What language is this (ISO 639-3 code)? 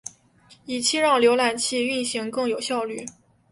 zho